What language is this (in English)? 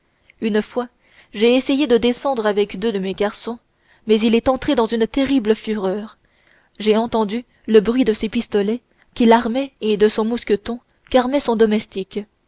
French